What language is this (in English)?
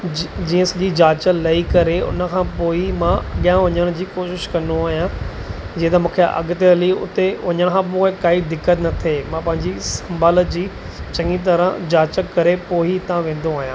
Sindhi